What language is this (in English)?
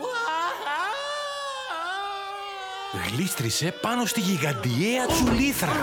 Greek